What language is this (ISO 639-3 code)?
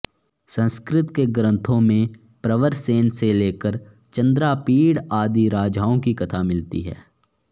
san